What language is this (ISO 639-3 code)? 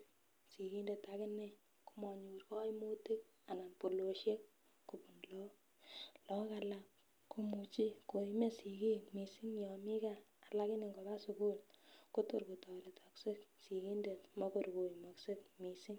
kln